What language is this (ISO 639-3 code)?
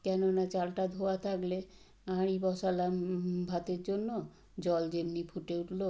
ben